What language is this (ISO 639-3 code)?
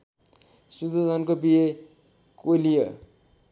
nep